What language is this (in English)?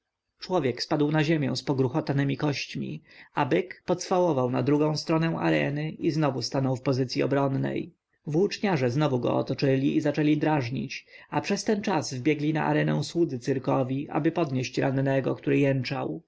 Polish